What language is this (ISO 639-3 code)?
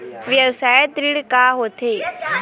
hne